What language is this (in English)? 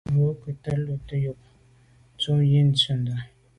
Medumba